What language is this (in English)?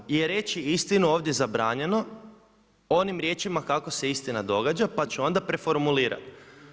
Croatian